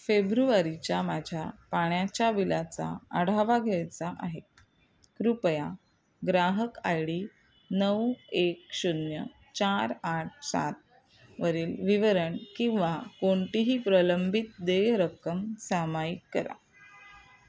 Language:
Marathi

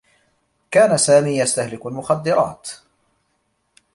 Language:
Arabic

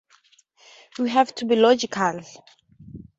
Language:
English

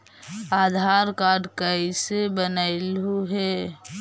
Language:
Magahi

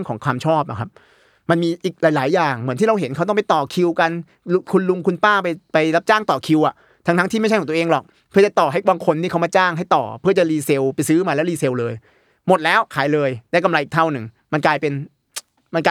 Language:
Thai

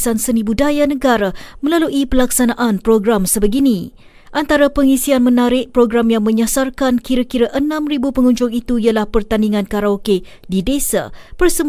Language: Malay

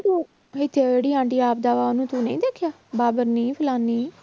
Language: Punjabi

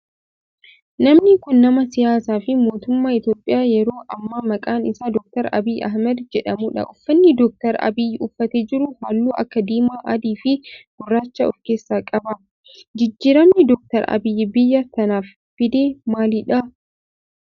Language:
Oromo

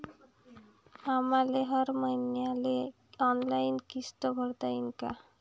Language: Marathi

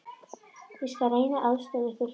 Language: Icelandic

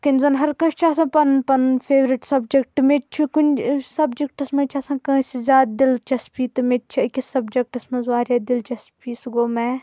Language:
Kashmiri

